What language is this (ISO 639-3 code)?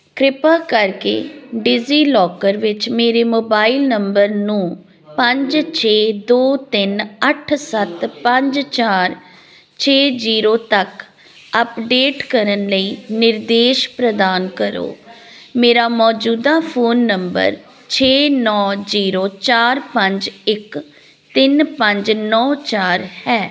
pan